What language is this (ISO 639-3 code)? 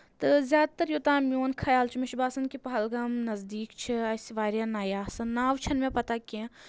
kas